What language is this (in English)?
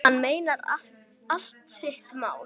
Icelandic